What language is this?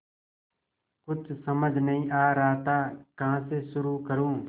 Hindi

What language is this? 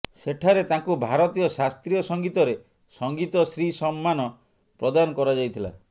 Odia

